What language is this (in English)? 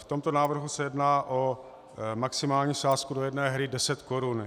Czech